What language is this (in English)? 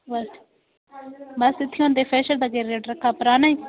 Dogri